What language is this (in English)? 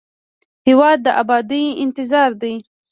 Pashto